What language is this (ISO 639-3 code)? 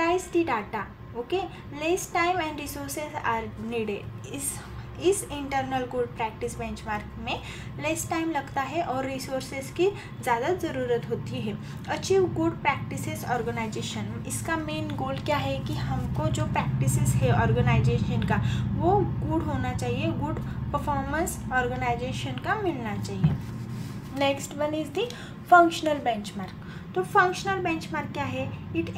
hin